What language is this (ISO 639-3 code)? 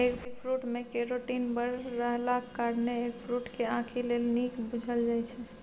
mai